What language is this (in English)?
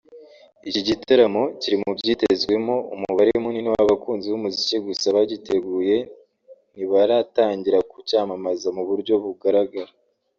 Kinyarwanda